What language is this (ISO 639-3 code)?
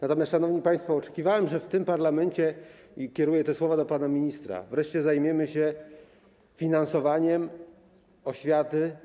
pol